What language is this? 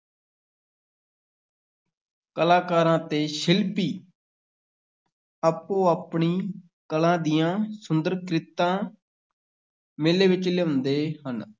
Punjabi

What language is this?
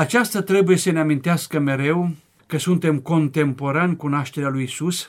Romanian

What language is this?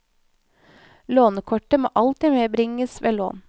Norwegian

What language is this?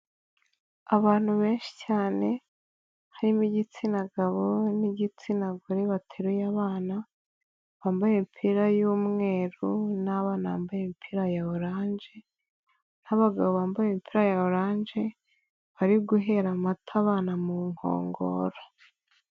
Kinyarwanda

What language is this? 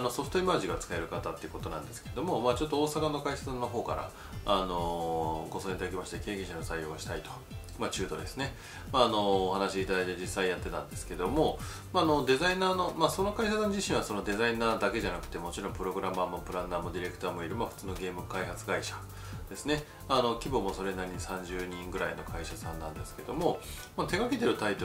Japanese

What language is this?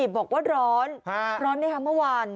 Thai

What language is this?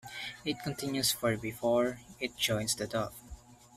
English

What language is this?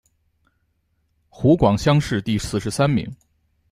Chinese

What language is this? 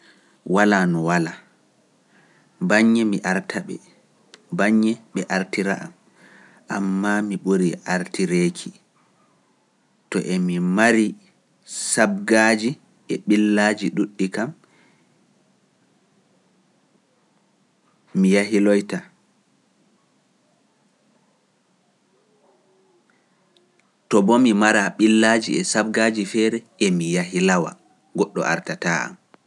Pular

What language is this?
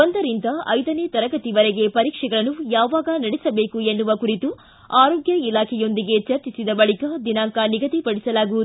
Kannada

